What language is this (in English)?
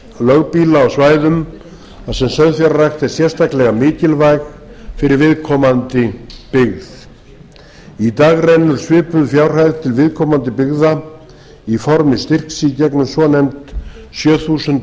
Icelandic